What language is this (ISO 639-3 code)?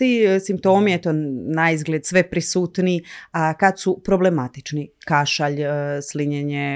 hrv